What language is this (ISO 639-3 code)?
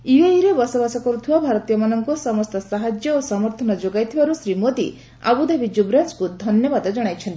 ori